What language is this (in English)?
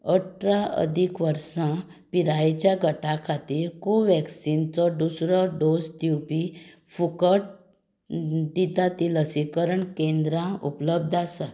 Konkani